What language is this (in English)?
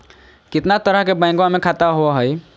Magahi